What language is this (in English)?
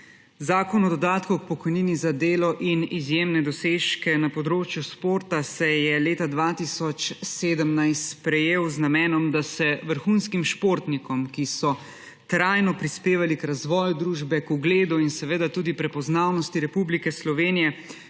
Slovenian